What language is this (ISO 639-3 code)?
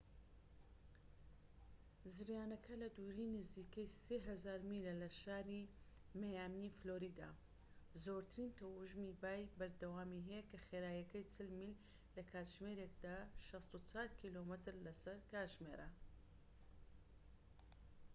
ckb